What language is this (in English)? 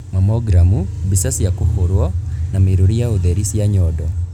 Kikuyu